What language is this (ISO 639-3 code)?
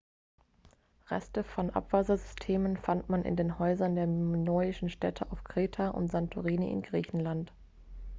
deu